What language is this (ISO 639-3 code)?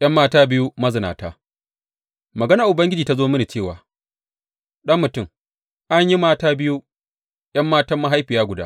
hau